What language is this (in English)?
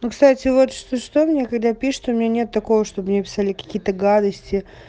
Russian